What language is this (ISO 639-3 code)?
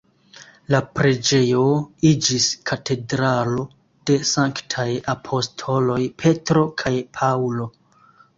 epo